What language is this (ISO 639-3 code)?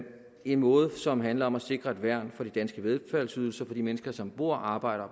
dan